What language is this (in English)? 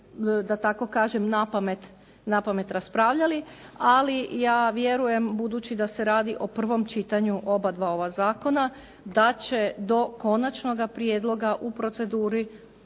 Croatian